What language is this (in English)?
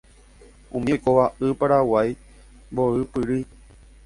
Guarani